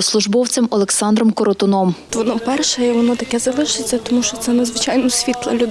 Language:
Ukrainian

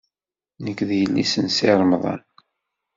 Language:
Kabyle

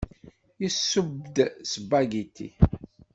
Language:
Kabyle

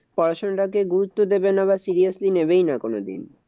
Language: Bangla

